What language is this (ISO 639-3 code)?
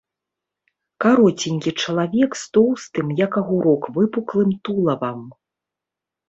bel